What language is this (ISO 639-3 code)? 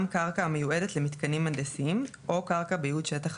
heb